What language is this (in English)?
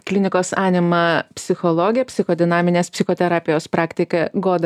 Lithuanian